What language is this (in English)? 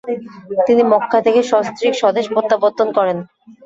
Bangla